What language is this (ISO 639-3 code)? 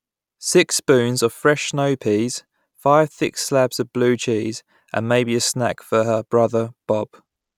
eng